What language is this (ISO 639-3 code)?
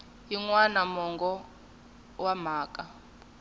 tso